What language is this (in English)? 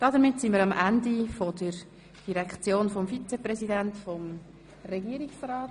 Swiss German